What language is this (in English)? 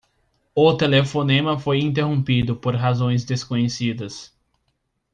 Portuguese